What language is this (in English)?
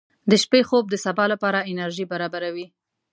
Pashto